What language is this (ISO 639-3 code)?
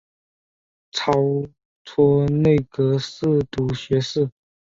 zho